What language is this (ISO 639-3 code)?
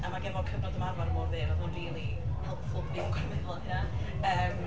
cym